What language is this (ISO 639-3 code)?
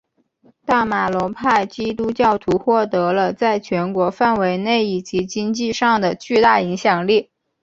zho